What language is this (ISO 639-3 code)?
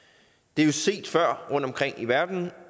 dan